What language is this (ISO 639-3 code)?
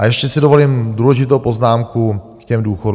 ces